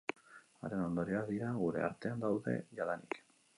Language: Basque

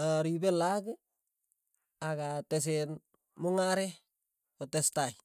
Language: Tugen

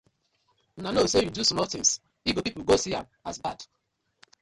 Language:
Nigerian Pidgin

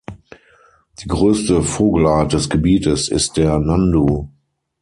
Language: German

